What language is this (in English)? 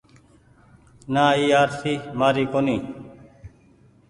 Goaria